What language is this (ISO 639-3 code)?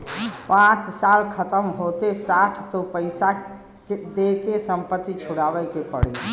bho